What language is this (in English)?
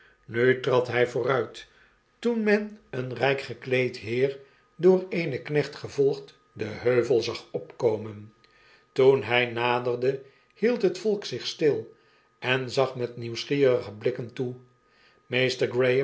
Dutch